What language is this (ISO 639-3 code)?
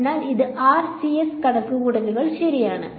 mal